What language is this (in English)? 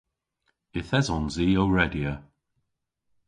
Cornish